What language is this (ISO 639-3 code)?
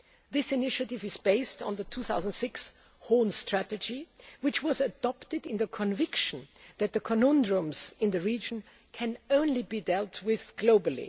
eng